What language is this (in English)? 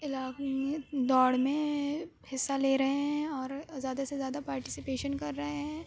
Urdu